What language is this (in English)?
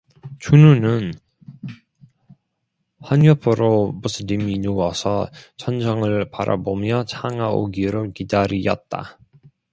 Korean